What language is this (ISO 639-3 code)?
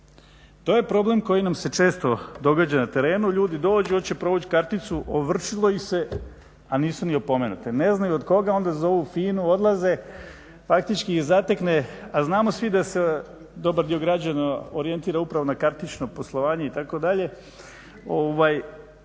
hrv